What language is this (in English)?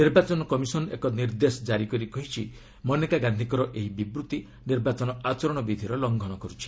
Odia